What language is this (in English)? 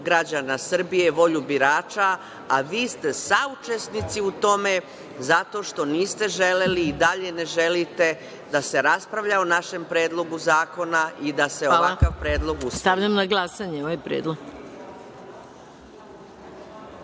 Serbian